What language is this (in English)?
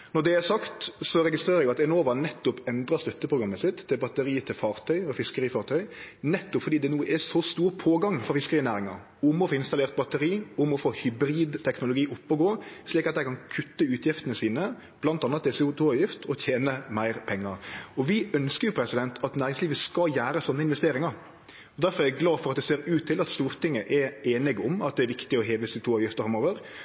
Norwegian Nynorsk